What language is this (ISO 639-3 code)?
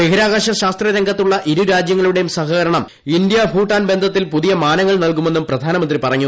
mal